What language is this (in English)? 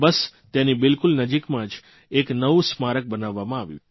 Gujarati